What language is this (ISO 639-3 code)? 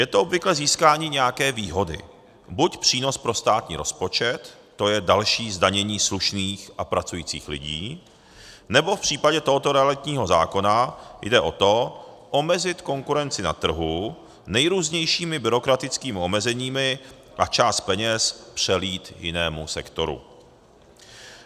ces